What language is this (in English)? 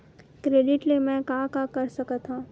Chhattisgarhi